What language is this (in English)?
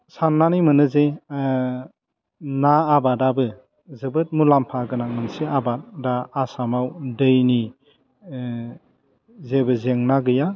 Bodo